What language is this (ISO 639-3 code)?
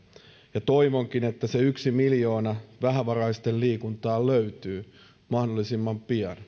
fin